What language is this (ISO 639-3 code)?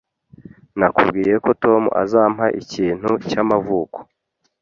kin